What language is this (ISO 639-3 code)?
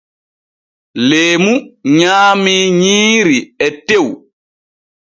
fue